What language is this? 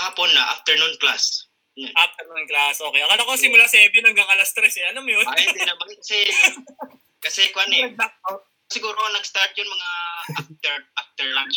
Filipino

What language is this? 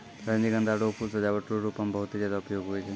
Maithili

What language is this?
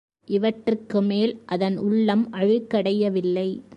Tamil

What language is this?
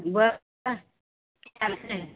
Maithili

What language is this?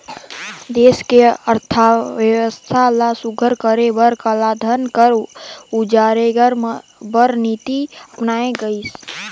Chhattisgarhi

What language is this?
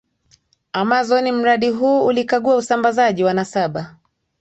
Swahili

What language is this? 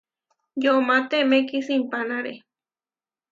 Huarijio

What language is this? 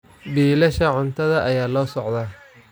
Somali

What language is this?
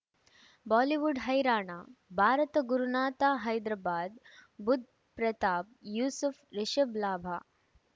Kannada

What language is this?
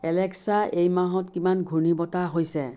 Assamese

